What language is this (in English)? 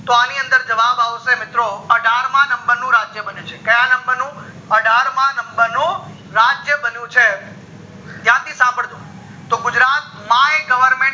Gujarati